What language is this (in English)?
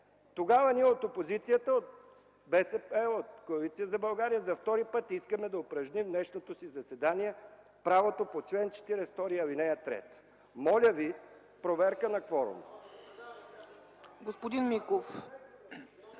Bulgarian